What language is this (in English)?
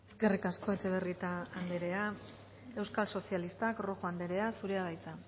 Basque